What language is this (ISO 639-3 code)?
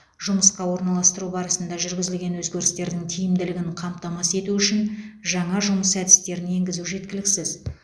kaz